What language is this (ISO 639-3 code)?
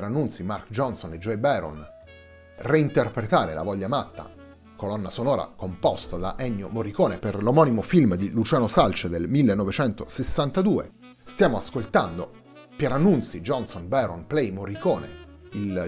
ita